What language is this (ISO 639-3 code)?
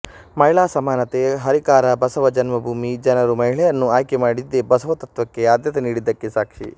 kan